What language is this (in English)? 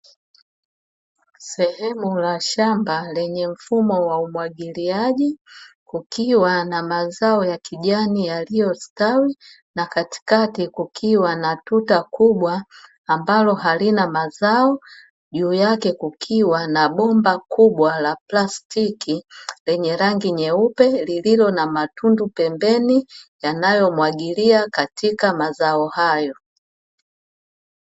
Swahili